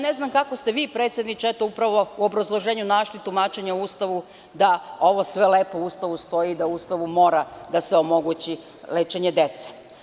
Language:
Serbian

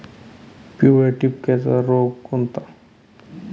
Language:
Marathi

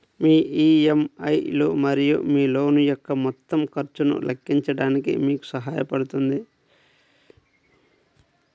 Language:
Telugu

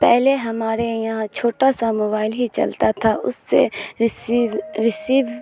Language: Urdu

